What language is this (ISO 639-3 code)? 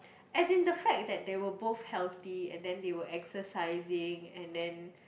eng